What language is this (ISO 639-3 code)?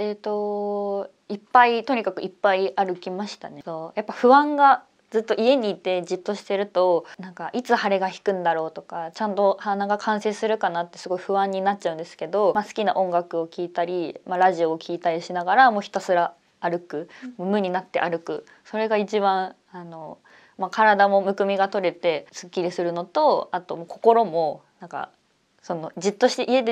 jpn